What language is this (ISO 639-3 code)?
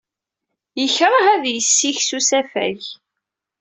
kab